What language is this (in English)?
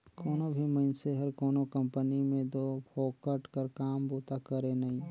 Chhattisgarhi